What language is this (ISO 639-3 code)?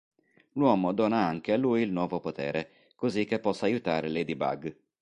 ita